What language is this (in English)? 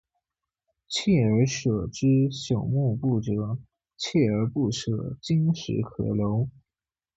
Chinese